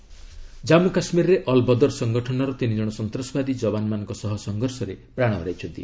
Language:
Odia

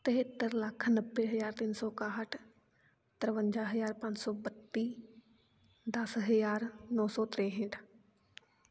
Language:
Punjabi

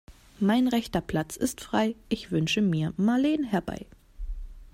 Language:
German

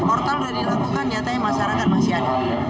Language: Indonesian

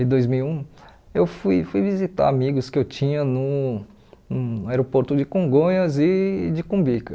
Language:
Portuguese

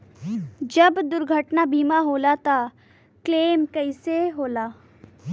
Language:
Bhojpuri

